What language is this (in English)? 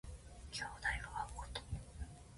Japanese